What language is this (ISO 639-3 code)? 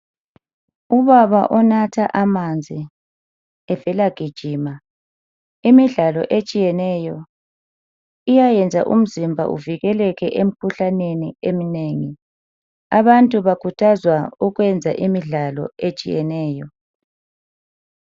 nde